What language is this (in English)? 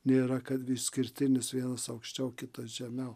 Lithuanian